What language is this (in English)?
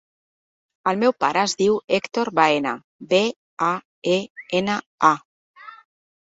Catalan